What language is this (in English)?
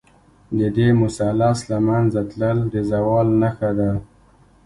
Pashto